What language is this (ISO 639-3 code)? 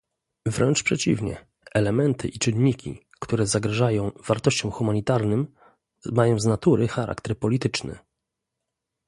pol